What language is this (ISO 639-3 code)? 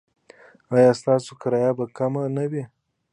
pus